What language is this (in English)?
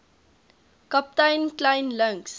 Afrikaans